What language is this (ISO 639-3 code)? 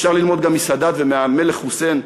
heb